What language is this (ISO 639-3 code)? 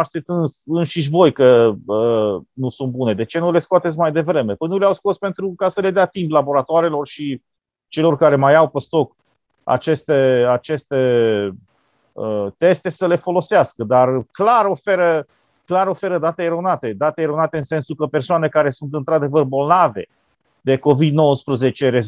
ron